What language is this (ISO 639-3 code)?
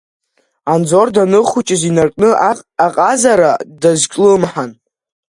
abk